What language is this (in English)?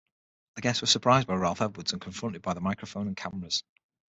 English